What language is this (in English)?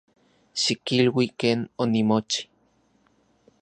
Central Puebla Nahuatl